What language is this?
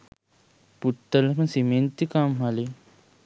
Sinhala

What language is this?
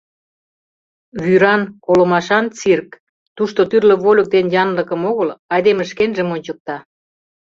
Mari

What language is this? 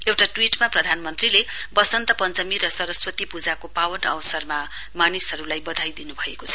Nepali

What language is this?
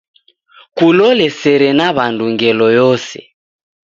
Taita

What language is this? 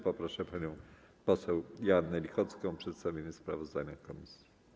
Polish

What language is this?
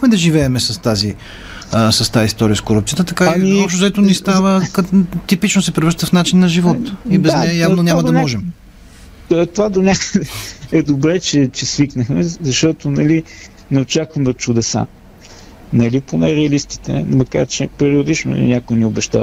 Bulgarian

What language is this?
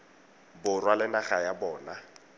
Tswana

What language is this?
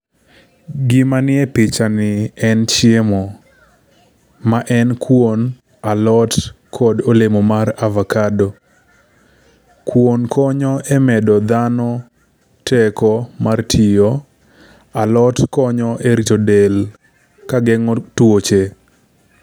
Luo (Kenya and Tanzania)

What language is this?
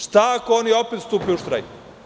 Serbian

